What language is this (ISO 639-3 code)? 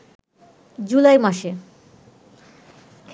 ben